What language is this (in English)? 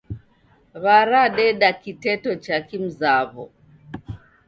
Taita